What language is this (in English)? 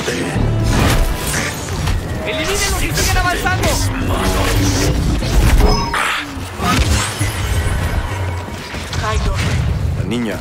Spanish